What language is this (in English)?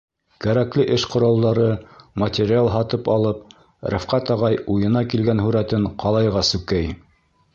Bashkir